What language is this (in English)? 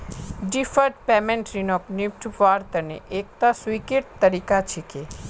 Magahi